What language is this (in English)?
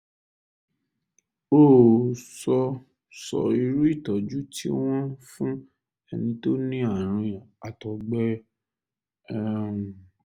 Yoruba